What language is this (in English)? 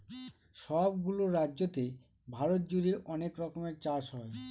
Bangla